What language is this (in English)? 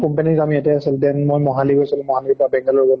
Assamese